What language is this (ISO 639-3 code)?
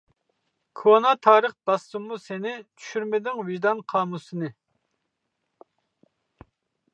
uig